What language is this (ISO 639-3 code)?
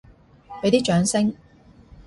yue